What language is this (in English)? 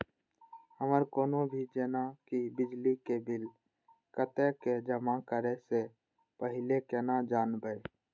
Maithili